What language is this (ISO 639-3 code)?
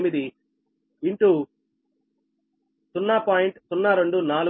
tel